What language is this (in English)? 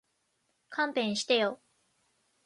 Japanese